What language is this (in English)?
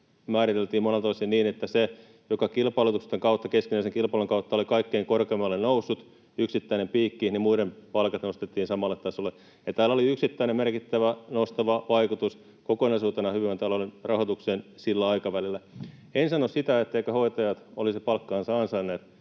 Finnish